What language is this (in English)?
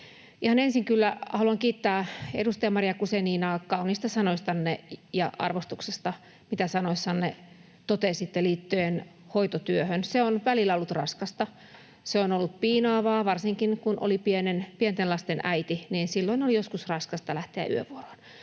Finnish